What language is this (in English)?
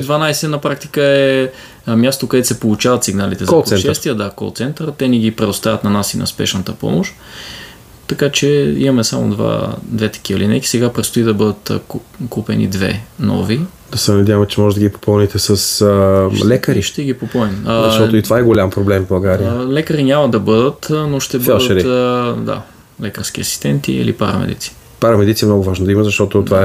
Bulgarian